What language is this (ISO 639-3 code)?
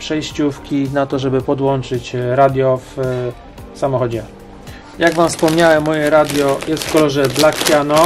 pol